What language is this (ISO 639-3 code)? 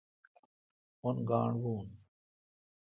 xka